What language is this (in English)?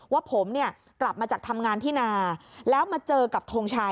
Thai